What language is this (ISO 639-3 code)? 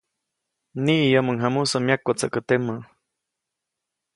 zoc